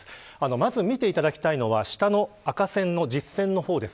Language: Japanese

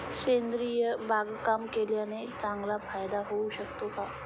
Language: Marathi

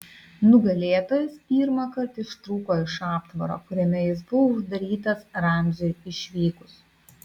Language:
Lithuanian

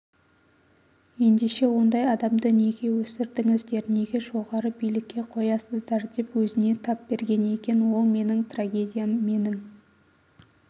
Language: Kazakh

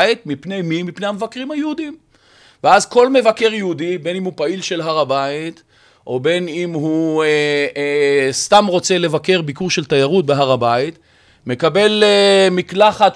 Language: Hebrew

